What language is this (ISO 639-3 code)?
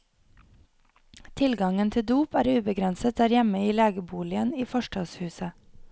nor